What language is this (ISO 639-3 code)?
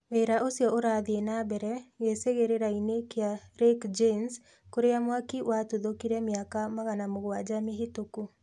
kik